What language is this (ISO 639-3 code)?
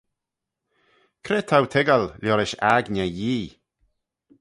glv